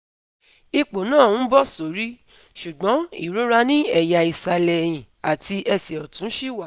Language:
Yoruba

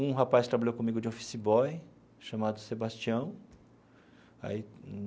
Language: Portuguese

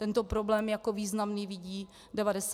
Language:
Czech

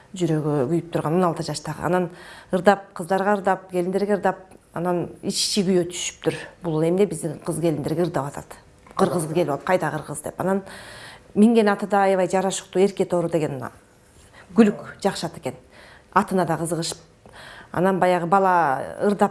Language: Turkish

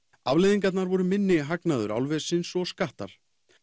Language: Icelandic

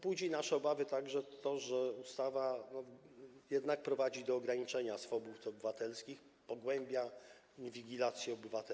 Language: Polish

